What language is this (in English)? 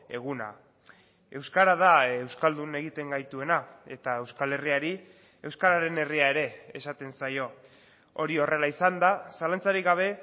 Basque